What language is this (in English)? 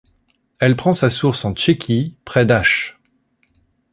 French